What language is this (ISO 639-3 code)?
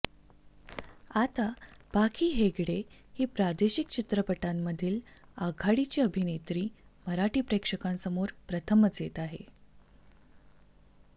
mar